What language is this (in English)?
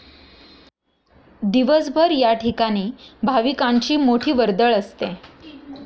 Marathi